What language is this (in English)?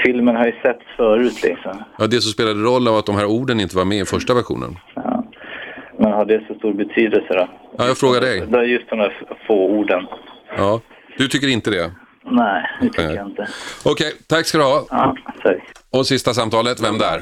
Swedish